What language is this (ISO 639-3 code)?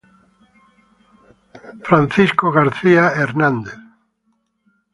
ita